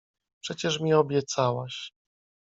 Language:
Polish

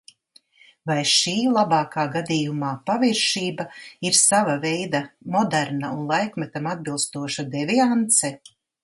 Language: Latvian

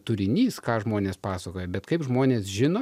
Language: Lithuanian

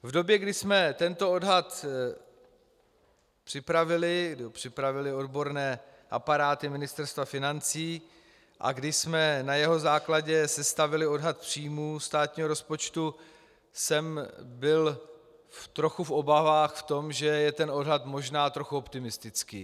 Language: Czech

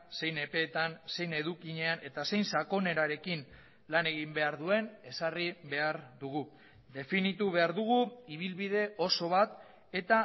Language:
Basque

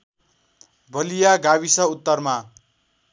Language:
Nepali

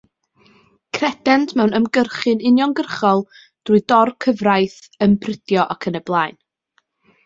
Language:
Welsh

